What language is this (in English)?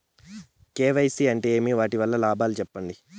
Telugu